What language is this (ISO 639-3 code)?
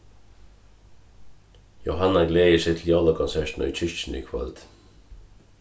fao